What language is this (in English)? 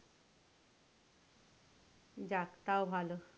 Bangla